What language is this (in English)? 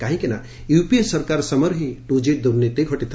Odia